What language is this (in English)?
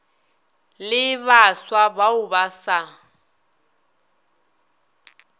Northern Sotho